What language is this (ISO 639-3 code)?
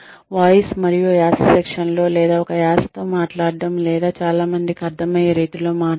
tel